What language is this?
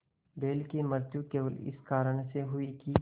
Hindi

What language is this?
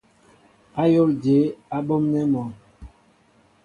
Mbo (Cameroon)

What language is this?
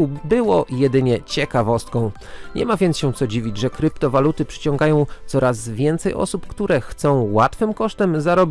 Polish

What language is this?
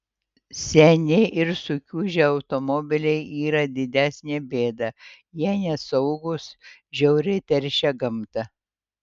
Lithuanian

